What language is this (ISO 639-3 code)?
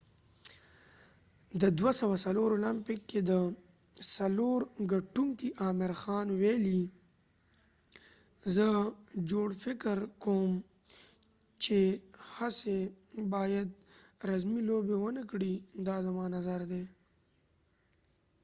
pus